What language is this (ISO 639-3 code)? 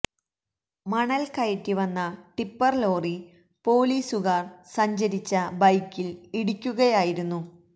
mal